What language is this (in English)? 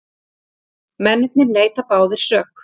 Icelandic